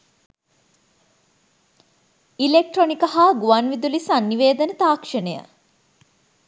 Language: Sinhala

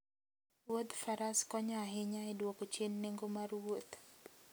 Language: Luo (Kenya and Tanzania)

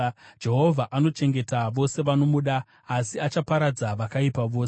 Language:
Shona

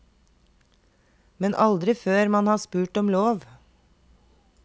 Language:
Norwegian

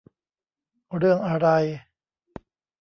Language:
Thai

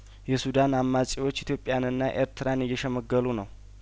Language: Amharic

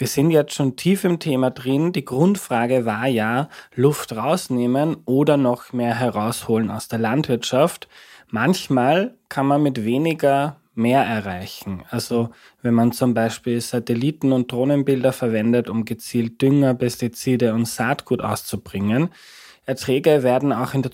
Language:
German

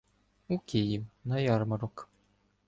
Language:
Ukrainian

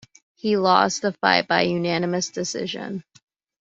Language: English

